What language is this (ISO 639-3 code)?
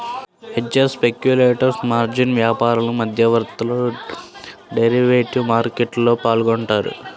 tel